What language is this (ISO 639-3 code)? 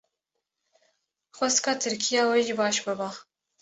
kur